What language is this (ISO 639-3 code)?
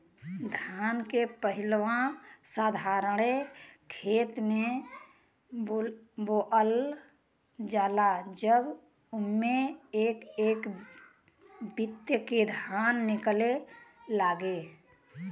bho